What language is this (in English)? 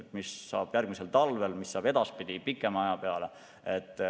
Estonian